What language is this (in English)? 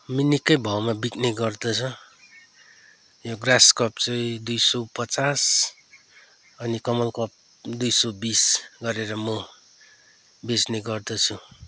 Nepali